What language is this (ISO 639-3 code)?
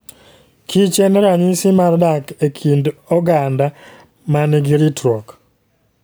luo